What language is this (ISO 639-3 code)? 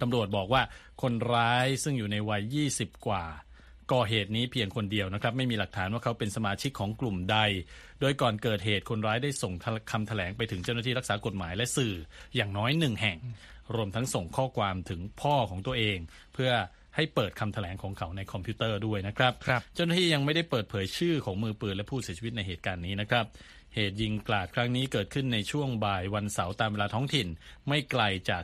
tha